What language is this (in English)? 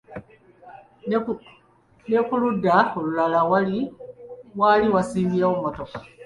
Ganda